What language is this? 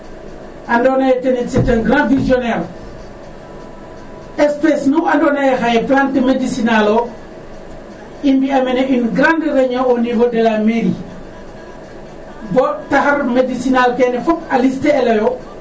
Serer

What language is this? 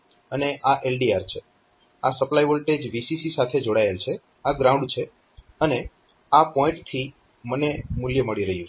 Gujarati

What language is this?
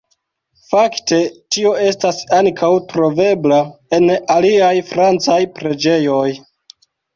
Esperanto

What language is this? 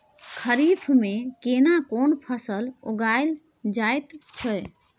Maithili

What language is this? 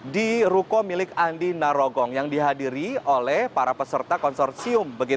Indonesian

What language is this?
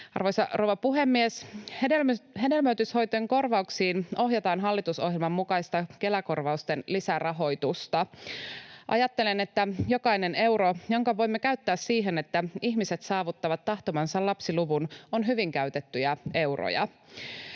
Finnish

